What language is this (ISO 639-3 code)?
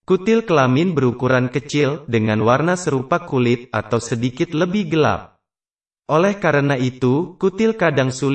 ind